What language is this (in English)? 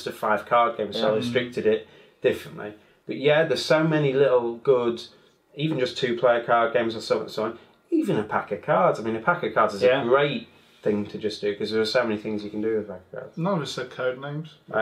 English